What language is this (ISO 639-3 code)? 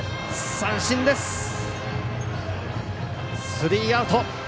jpn